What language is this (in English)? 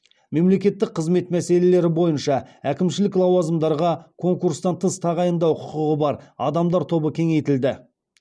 Kazakh